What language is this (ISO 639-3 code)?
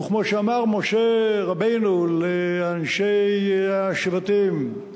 heb